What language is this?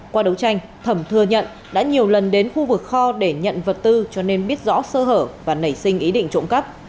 Vietnamese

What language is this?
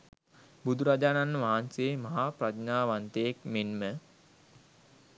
Sinhala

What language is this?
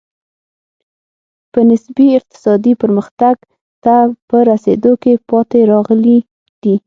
Pashto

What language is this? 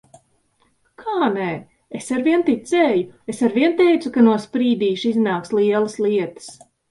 Latvian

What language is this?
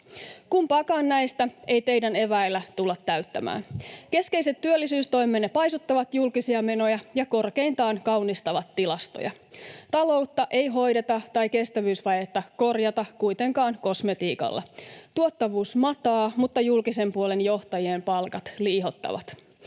Finnish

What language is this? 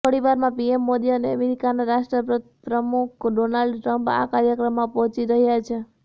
Gujarati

